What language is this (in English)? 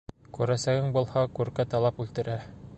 Bashkir